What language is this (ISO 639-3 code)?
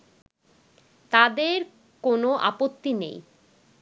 ben